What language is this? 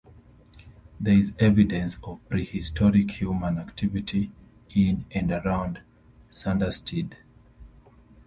English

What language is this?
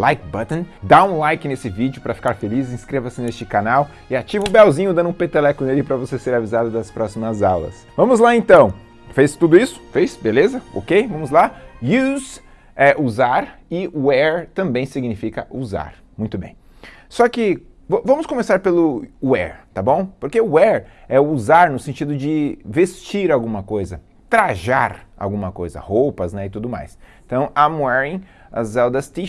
Portuguese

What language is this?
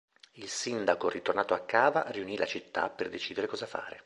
Italian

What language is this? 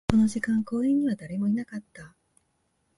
Japanese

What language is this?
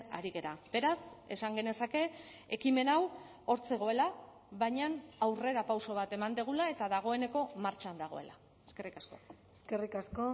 Basque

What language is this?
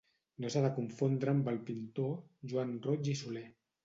Catalan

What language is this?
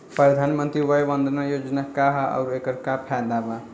Bhojpuri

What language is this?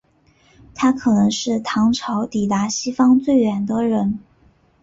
Chinese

